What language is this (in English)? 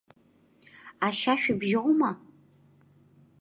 Abkhazian